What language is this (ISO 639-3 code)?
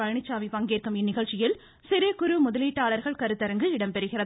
tam